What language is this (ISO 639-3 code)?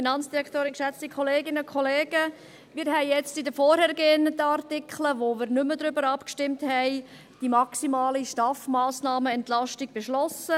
gsw